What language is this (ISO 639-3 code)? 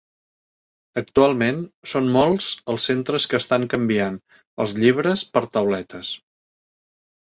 cat